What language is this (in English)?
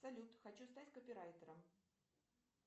Russian